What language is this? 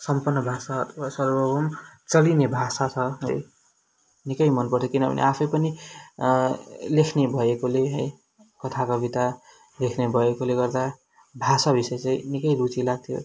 Nepali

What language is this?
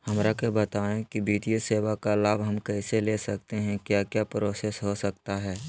Magahi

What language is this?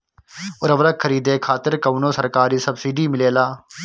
Bhojpuri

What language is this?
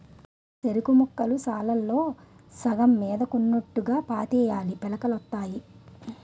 Telugu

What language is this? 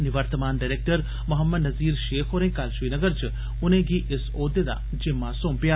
Dogri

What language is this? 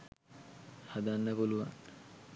Sinhala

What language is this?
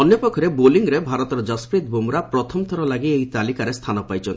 Odia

